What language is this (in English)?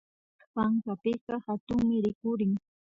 Imbabura Highland Quichua